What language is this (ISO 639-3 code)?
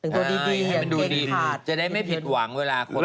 tha